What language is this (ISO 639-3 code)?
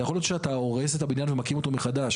heb